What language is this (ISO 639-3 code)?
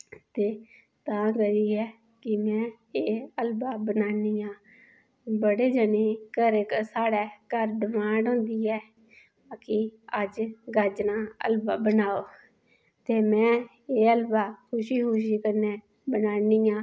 doi